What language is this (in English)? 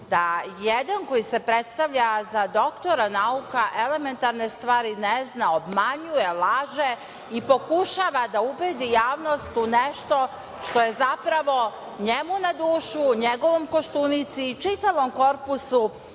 Serbian